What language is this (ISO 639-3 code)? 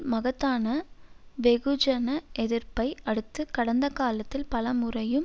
tam